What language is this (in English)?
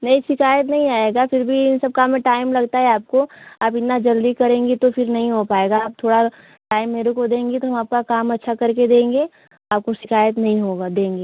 Hindi